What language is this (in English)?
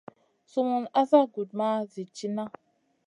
Masana